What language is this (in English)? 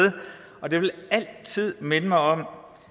Danish